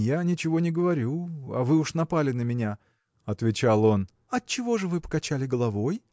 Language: Russian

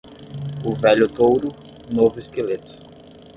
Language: Portuguese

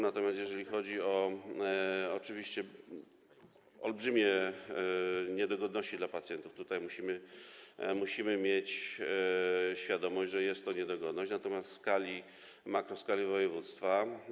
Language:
Polish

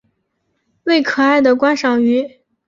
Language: Chinese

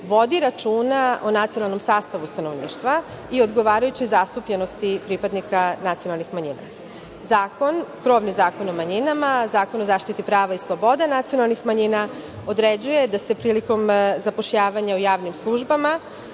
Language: Serbian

